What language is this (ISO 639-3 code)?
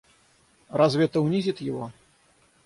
rus